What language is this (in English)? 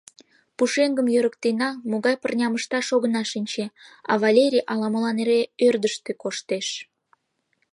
Mari